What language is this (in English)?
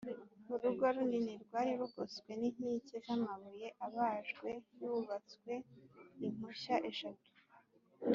Kinyarwanda